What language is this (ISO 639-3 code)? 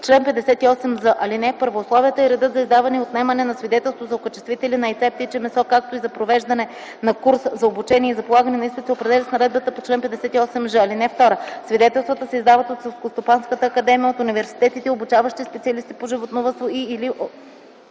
bul